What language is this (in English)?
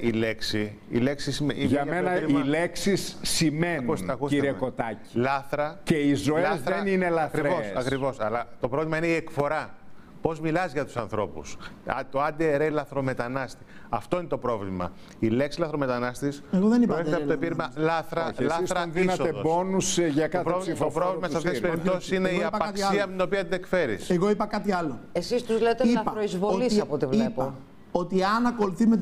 Greek